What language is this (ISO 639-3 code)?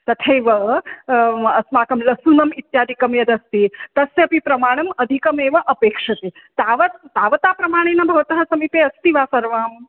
san